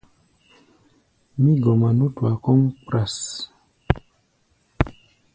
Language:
Gbaya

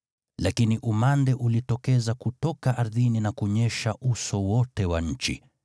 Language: Swahili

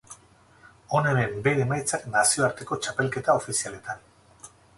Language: Basque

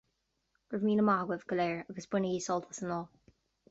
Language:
Irish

